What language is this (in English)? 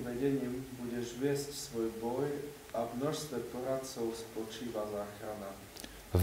Slovak